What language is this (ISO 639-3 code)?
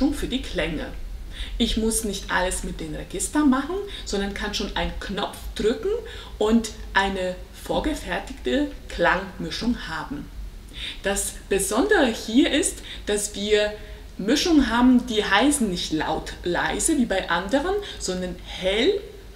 deu